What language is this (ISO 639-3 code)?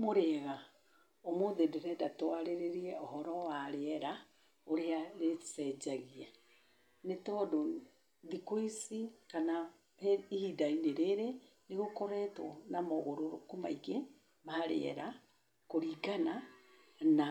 kik